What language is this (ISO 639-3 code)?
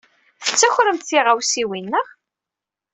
kab